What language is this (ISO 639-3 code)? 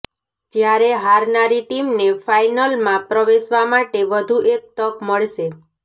guj